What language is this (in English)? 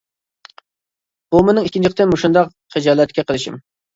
Uyghur